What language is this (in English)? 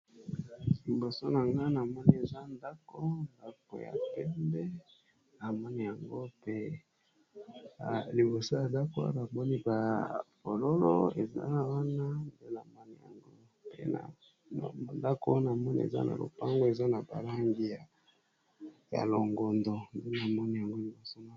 Lingala